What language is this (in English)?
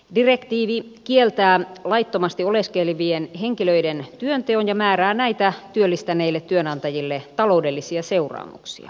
Finnish